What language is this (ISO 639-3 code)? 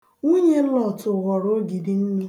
ibo